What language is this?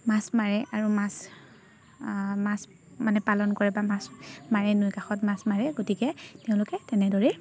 Assamese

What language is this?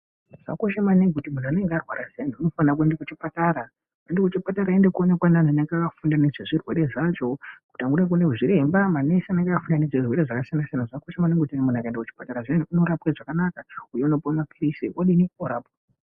Ndau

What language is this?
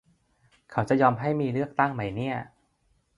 Thai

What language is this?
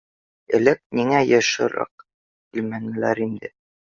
Bashkir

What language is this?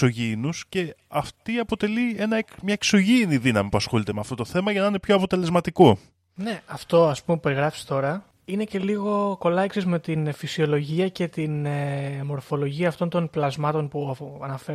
Greek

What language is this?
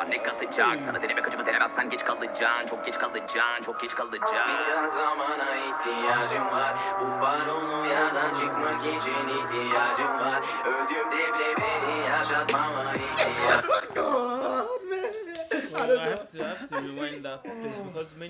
Turkish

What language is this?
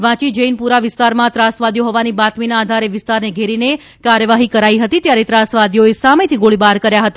Gujarati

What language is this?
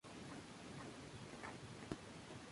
Spanish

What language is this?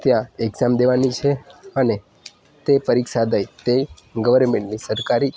Gujarati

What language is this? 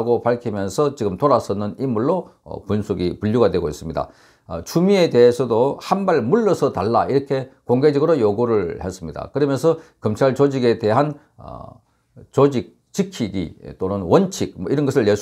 Korean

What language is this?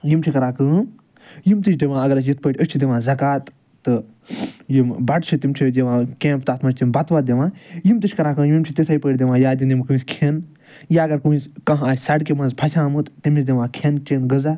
Kashmiri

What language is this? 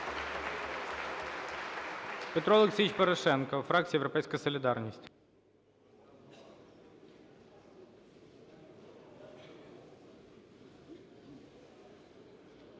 Ukrainian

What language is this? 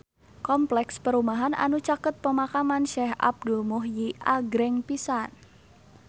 Sundanese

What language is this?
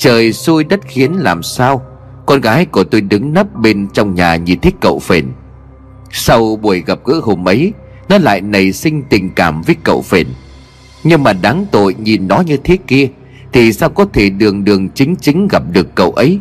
Vietnamese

